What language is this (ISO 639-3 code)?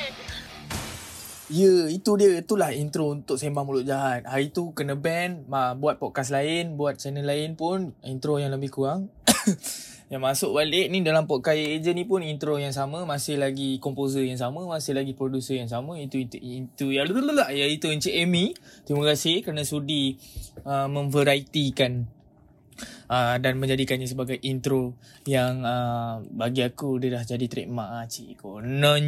msa